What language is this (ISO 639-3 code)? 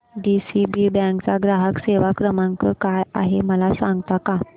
mar